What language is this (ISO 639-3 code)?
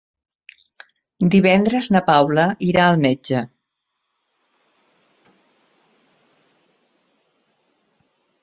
cat